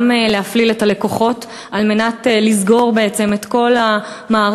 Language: Hebrew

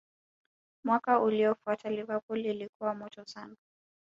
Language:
Swahili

